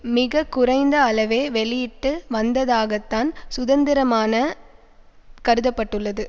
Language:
Tamil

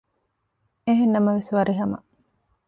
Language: Divehi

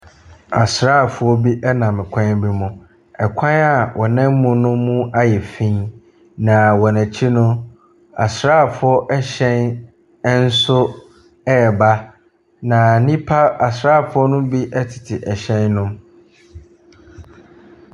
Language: Akan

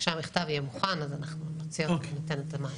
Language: Hebrew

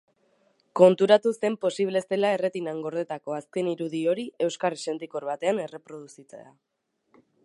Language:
Basque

